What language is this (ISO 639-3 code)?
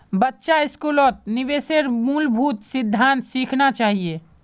mag